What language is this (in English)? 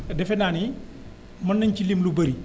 Wolof